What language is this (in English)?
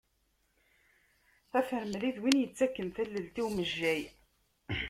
Kabyle